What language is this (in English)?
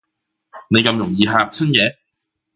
Cantonese